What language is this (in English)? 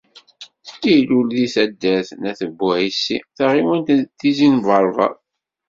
Kabyle